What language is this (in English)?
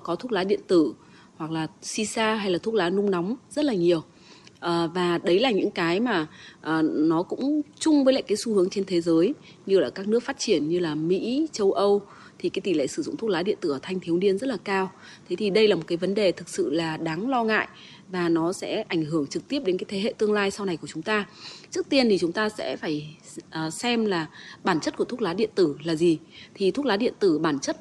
Vietnamese